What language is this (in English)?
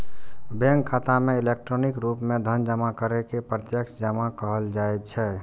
Maithili